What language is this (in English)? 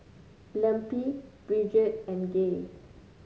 English